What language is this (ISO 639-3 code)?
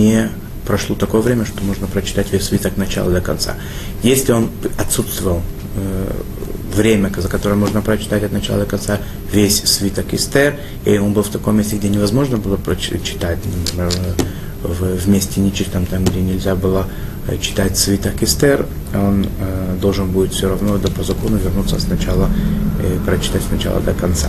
rus